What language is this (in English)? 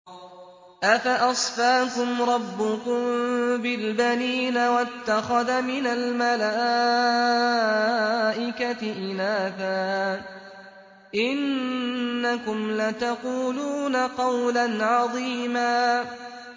Arabic